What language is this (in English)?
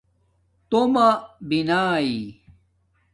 Domaaki